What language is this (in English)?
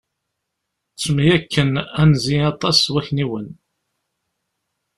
Kabyle